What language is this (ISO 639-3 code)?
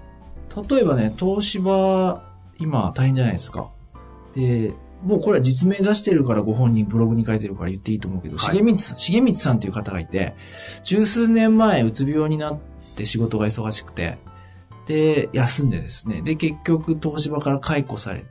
jpn